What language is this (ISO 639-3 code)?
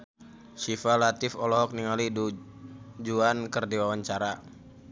sun